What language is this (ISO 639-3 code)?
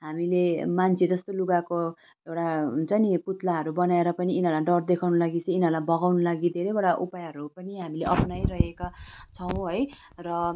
nep